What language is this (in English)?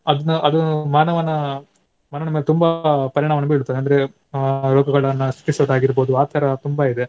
Kannada